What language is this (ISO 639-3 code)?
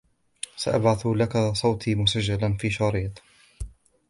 ara